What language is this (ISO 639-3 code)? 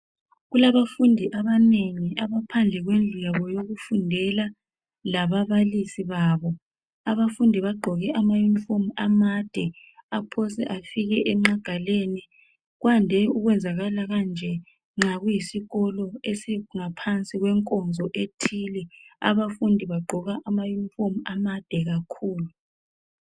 nde